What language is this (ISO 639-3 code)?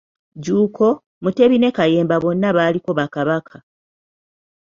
lug